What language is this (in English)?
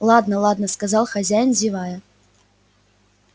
Russian